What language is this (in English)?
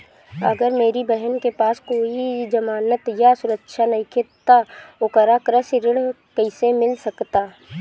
Bhojpuri